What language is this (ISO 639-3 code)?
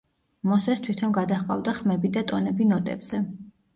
kat